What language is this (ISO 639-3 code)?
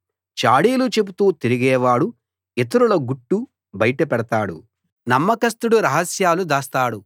tel